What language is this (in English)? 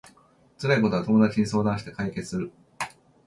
Japanese